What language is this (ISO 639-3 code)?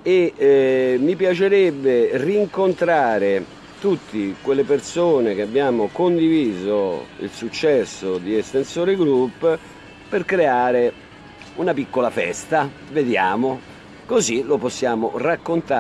ita